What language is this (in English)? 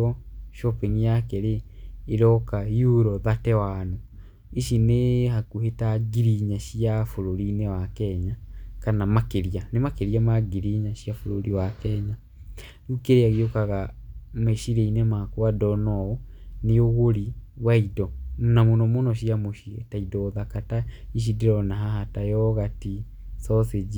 Kikuyu